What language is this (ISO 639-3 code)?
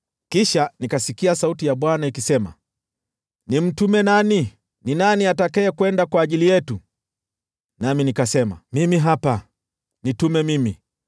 swa